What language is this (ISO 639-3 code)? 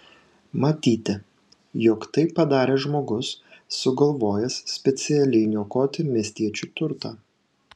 lit